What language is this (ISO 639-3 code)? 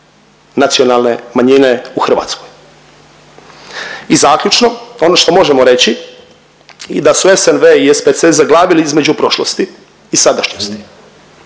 hrv